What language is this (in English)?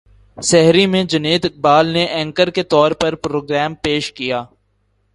Urdu